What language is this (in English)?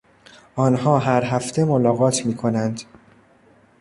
Persian